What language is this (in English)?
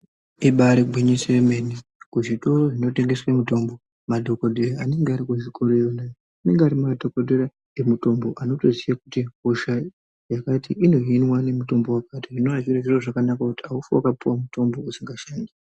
Ndau